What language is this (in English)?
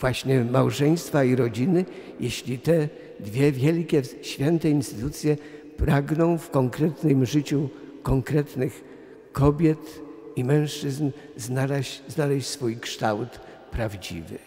Polish